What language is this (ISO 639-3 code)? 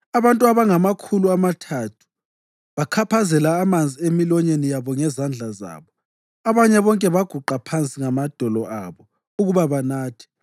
nde